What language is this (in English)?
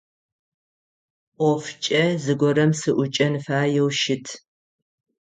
Adyghe